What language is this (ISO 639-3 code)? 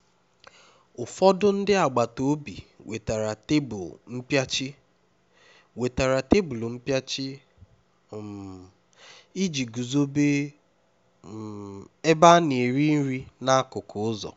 ibo